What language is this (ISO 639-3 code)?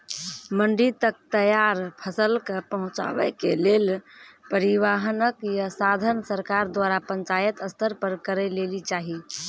mai